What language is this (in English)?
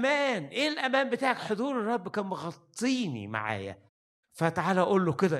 Arabic